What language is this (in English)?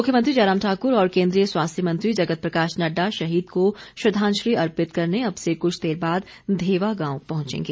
Hindi